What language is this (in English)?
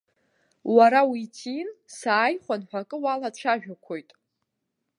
Abkhazian